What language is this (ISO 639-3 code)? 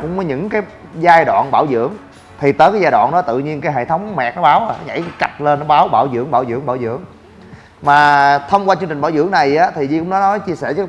vie